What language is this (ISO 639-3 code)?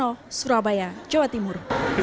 ind